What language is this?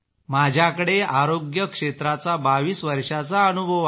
Marathi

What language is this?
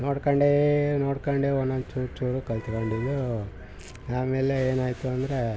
Kannada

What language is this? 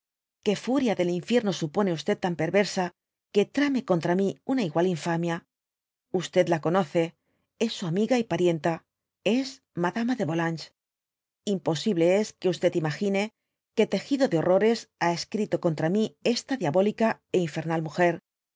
Spanish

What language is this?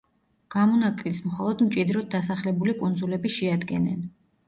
Georgian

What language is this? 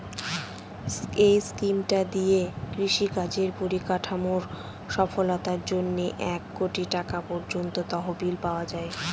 Bangla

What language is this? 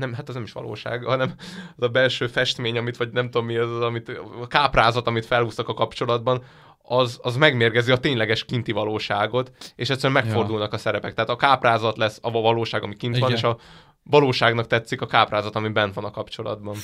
Hungarian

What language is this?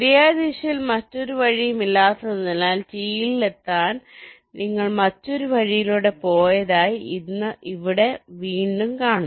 Malayalam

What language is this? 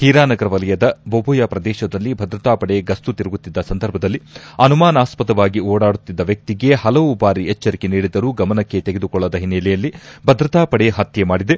Kannada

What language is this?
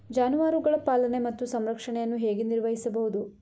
Kannada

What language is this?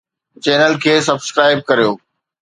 Sindhi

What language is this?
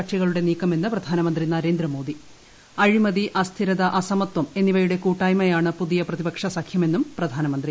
Malayalam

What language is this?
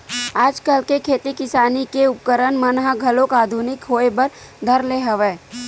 Chhattisgarhi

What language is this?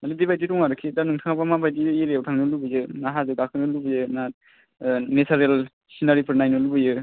Bodo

